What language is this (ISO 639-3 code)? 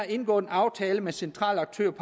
dan